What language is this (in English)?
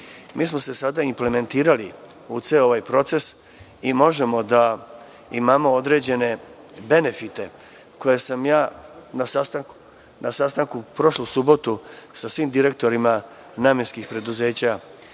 Serbian